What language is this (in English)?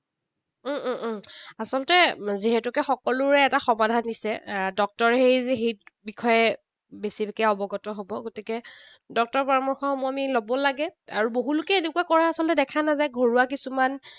Assamese